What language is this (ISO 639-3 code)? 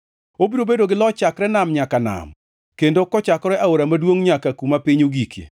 luo